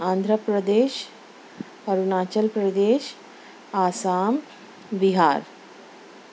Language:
Urdu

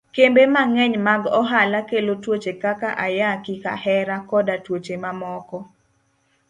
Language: Luo (Kenya and Tanzania)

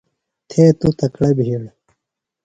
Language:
Phalura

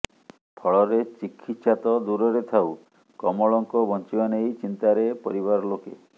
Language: Odia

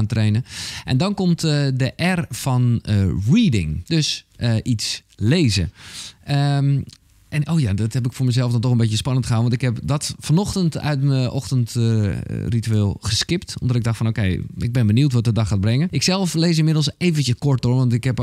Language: Dutch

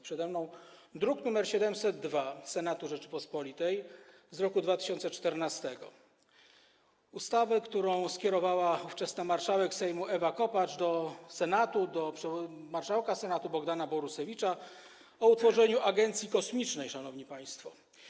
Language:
Polish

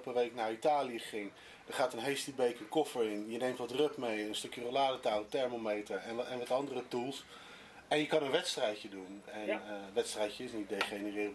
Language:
Dutch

